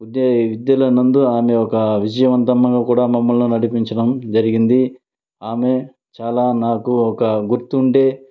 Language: Telugu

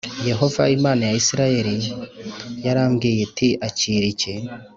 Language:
Kinyarwanda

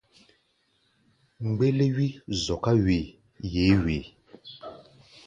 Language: Gbaya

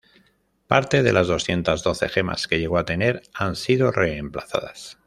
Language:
Spanish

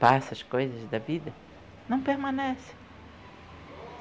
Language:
Portuguese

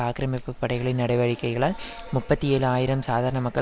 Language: Tamil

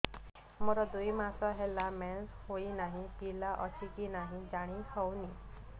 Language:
Odia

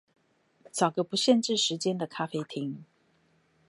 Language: Chinese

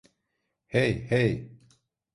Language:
Turkish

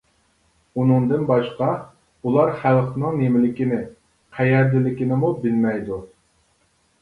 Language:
Uyghur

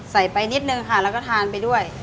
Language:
Thai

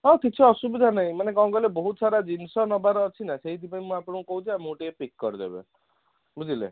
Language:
Odia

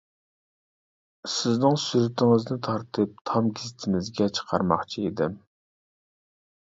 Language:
Uyghur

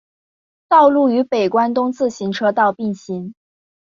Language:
Chinese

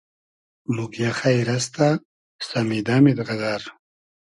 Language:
Hazaragi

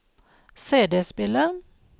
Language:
Norwegian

